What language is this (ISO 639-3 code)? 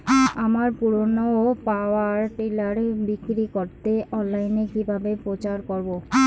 ben